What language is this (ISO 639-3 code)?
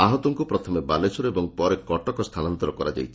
ori